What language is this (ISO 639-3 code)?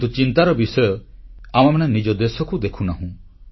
ori